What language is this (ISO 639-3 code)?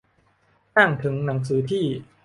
tha